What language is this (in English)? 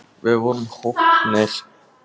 Icelandic